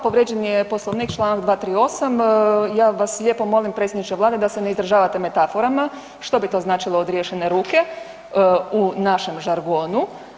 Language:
Croatian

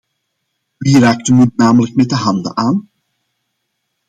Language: Dutch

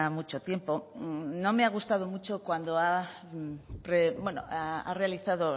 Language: Spanish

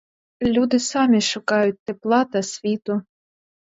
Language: Ukrainian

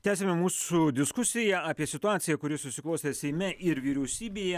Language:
Lithuanian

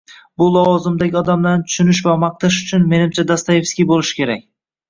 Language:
Uzbek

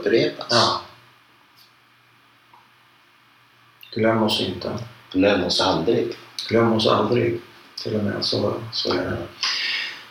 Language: Swedish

